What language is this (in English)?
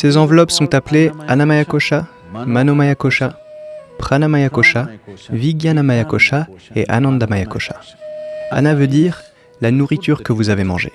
French